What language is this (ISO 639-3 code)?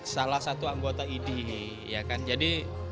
ind